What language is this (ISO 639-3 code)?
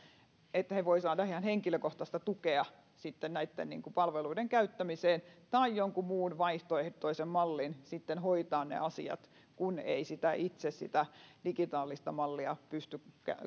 fin